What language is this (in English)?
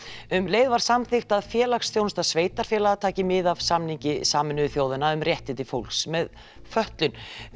Icelandic